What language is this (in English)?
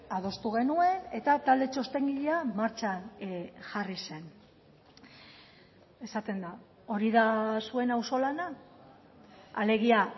Basque